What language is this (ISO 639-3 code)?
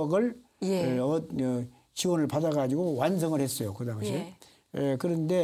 kor